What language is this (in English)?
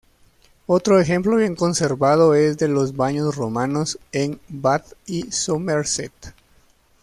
Spanish